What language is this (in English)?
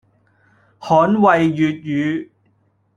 Cantonese